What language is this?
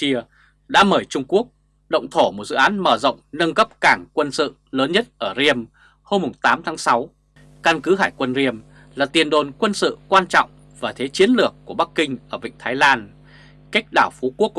Vietnamese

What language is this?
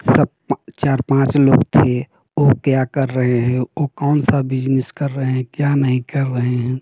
Hindi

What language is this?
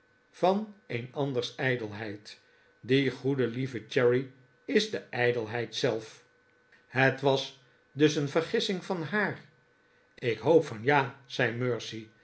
Dutch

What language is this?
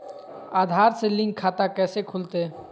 Magahi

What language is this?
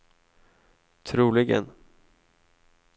Swedish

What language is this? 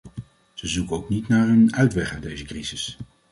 Dutch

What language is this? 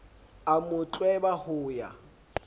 Southern Sotho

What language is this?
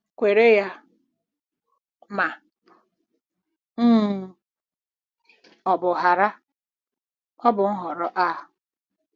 Igbo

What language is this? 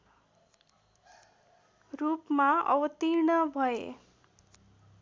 Nepali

